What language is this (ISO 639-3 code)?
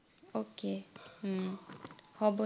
asm